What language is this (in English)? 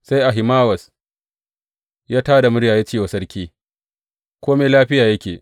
Hausa